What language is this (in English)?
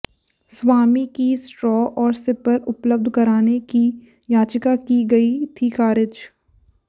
Hindi